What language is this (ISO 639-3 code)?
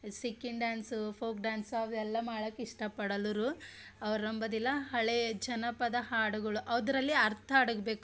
kan